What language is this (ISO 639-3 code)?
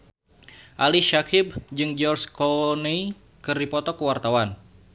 sun